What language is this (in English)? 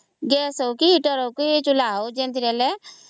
Odia